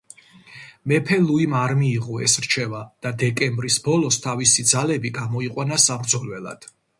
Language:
Georgian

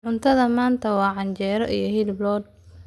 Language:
Somali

